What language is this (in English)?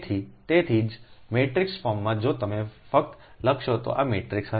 Gujarati